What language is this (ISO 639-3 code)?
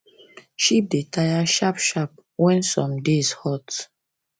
pcm